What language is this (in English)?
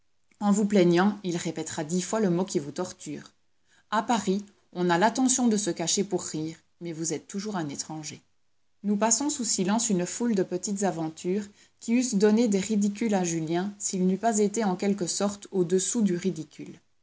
French